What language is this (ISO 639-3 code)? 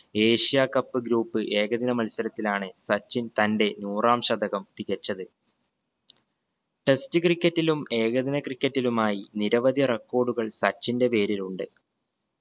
mal